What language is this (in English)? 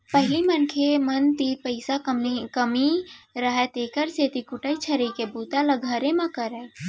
Chhattisgarhi